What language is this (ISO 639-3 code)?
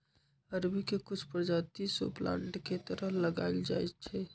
mag